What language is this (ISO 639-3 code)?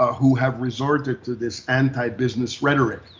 eng